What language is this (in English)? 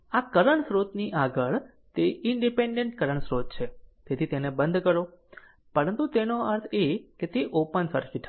Gujarati